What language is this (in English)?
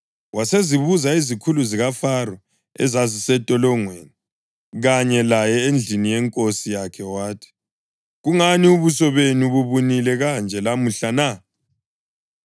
North Ndebele